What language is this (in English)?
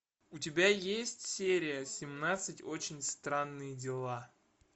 Russian